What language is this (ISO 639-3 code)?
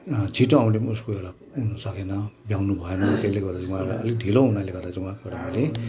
nep